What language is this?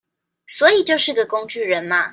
Chinese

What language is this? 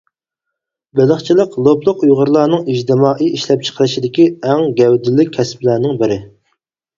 Uyghur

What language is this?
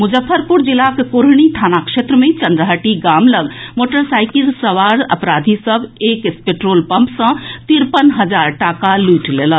Maithili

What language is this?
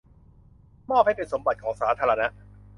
Thai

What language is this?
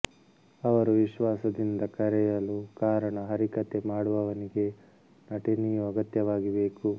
Kannada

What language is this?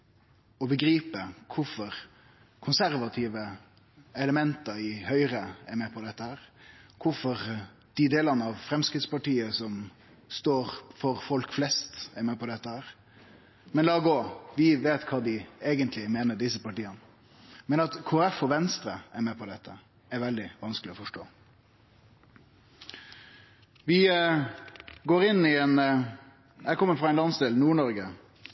Norwegian Nynorsk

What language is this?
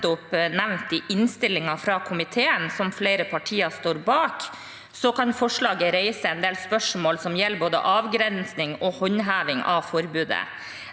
Norwegian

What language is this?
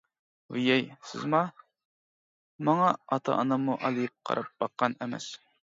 Uyghur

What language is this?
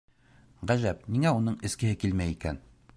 Bashkir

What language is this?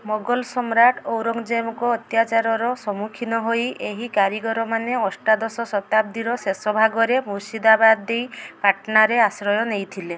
Odia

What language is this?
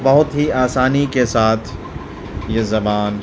Urdu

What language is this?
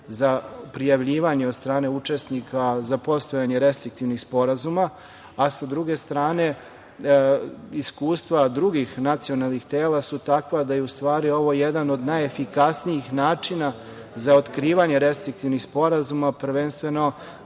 Serbian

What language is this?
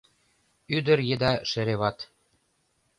Mari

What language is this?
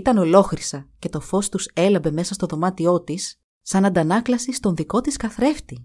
Greek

